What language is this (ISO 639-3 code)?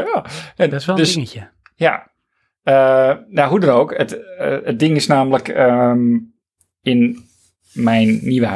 nld